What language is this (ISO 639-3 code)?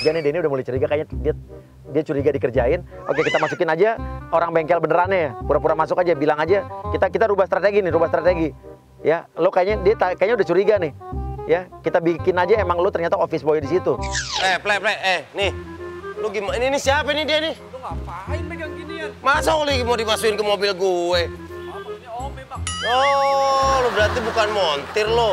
ind